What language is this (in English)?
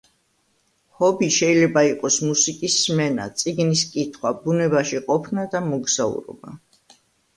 Georgian